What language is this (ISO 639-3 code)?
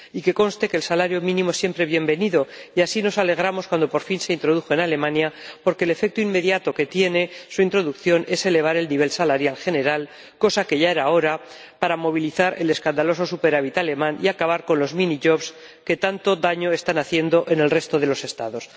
spa